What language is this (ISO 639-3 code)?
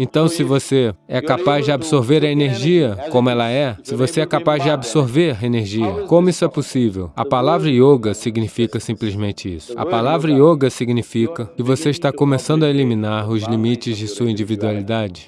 por